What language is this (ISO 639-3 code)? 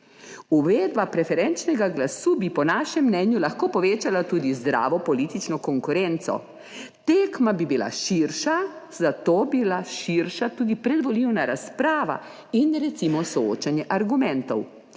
slv